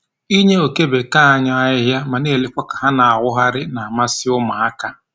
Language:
Igbo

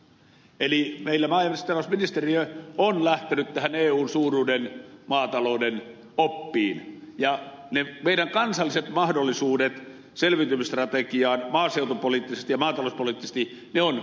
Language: Finnish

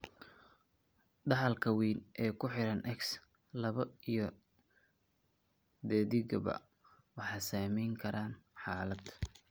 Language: Somali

